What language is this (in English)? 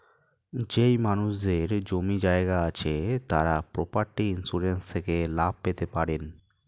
Bangla